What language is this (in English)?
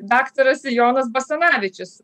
Lithuanian